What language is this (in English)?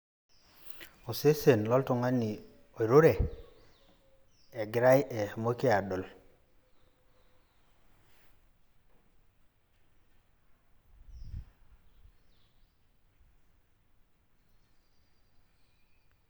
Masai